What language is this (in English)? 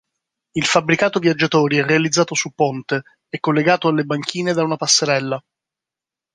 Italian